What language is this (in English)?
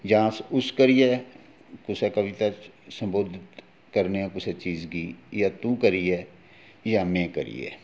Dogri